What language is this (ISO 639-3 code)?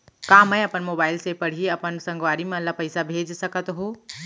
hne